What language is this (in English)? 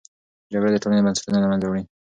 Pashto